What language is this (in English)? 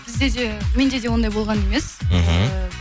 Kazakh